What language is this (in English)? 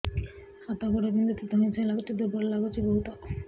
Odia